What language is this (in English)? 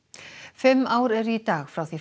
Icelandic